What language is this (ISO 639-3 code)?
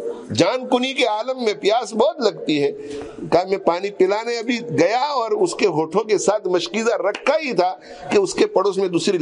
ara